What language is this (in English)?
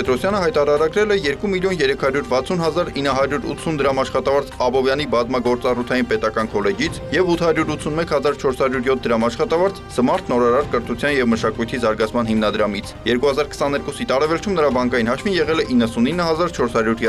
Romanian